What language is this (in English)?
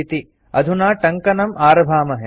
Sanskrit